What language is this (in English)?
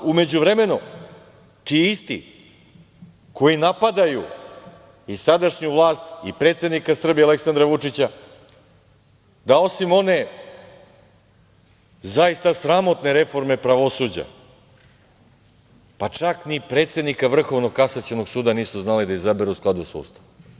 Serbian